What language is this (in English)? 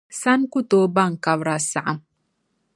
Dagbani